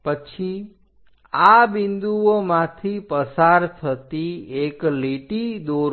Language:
Gujarati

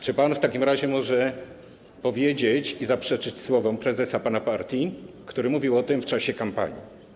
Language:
Polish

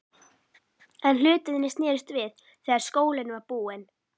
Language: Icelandic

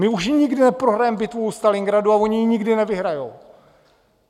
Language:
Czech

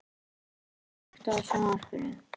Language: Icelandic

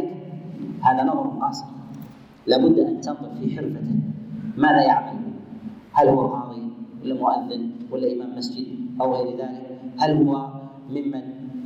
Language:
Arabic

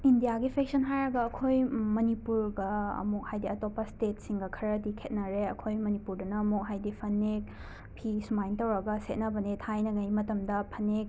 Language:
Manipuri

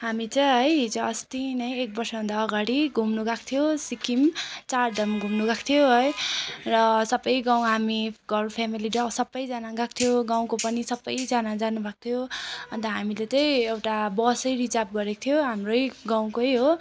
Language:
Nepali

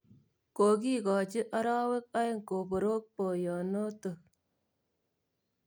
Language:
Kalenjin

